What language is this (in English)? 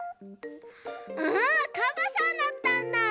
Japanese